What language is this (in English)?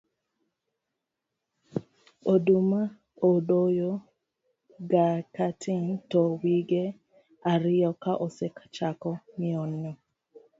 Luo (Kenya and Tanzania)